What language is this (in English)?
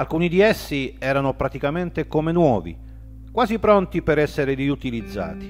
Italian